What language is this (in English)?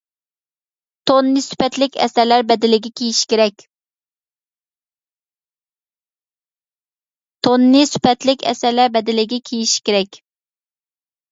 Uyghur